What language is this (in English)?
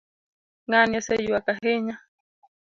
Luo (Kenya and Tanzania)